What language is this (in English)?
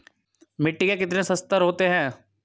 Hindi